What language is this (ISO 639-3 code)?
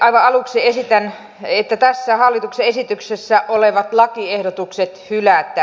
fin